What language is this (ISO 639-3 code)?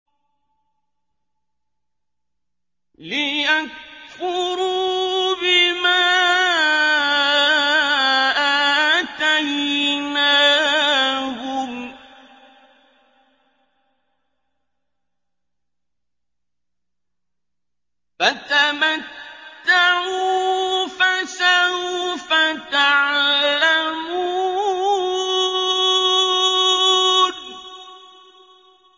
ara